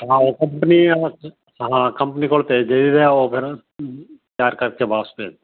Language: Punjabi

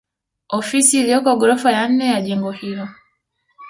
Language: Swahili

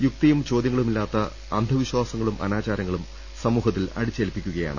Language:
Malayalam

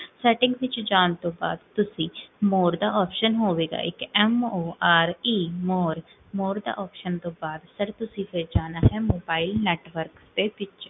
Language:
Punjabi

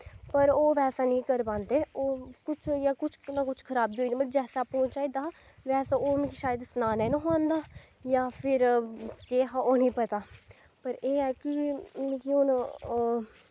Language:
Dogri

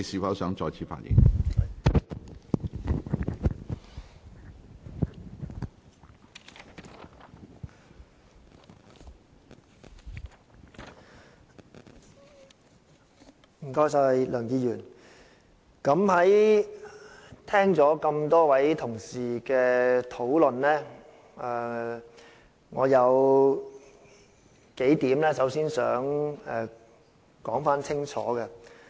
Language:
Cantonese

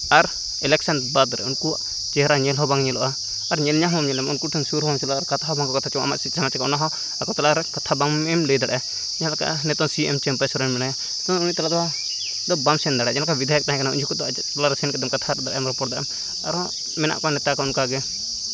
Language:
Santali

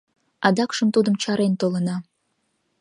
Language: Mari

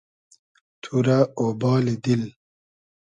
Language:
Hazaragi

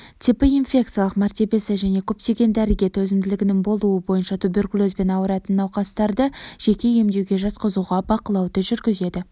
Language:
Kazakh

